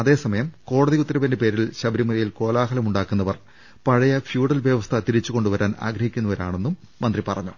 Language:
Malayalam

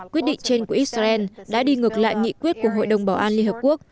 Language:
Vietnamese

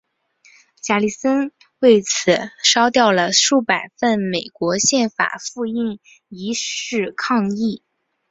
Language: Chinese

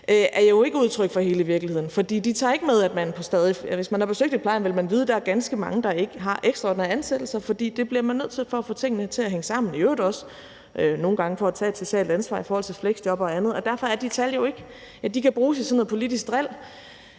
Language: Danish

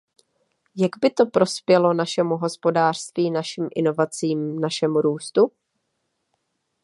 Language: Czech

